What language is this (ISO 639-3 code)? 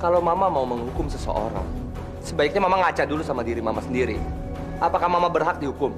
ind